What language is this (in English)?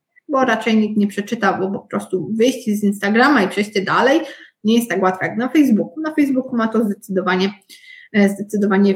Polish